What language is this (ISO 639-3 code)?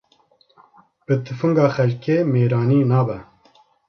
kur